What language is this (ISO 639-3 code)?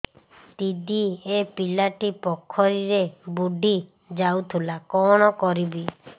ori